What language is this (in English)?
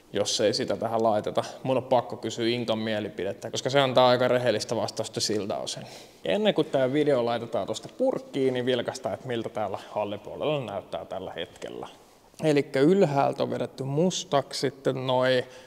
Finnish